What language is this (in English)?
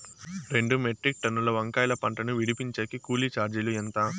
Telugu